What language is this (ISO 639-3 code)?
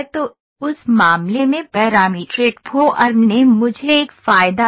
hin